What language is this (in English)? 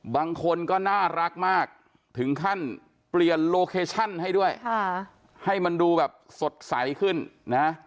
Thai